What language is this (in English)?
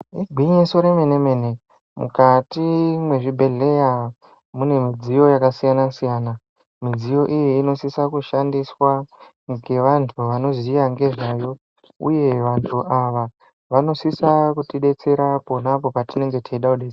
Ndau